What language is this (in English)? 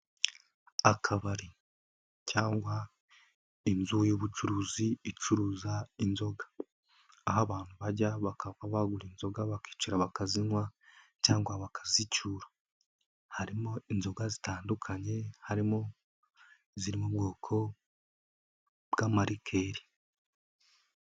Kinyarwanda